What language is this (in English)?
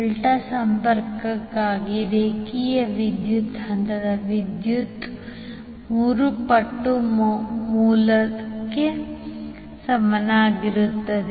Kannada